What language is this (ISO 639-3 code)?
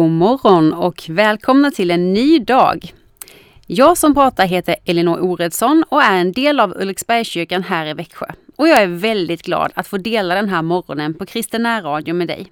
swe